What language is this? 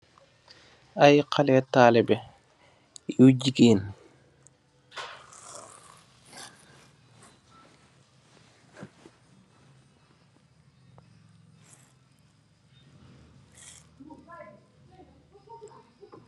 Wolof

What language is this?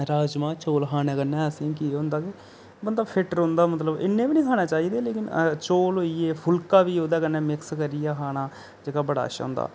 Dogri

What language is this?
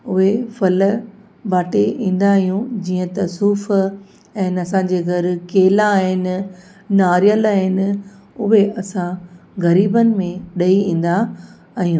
Sindhi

